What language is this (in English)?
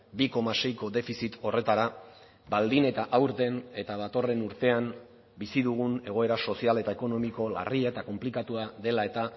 Basque